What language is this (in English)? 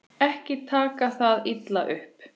Icelandic